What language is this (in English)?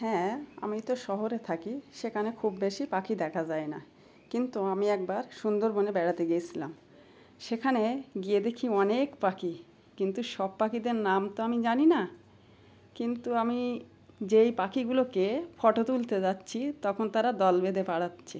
Bangla